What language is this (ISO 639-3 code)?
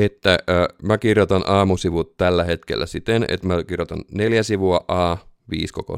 fin